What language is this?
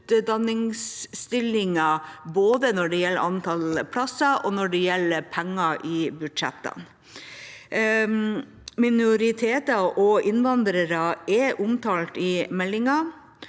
Norwegian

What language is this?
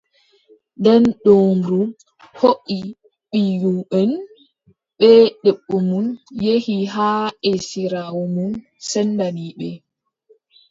Adamawa Fulfulde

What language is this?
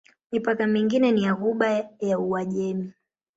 Swahili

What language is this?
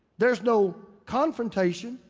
English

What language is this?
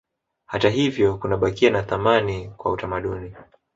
Swahili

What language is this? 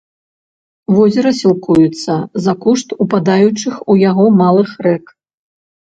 Belarusian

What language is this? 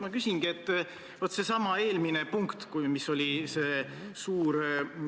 Estonian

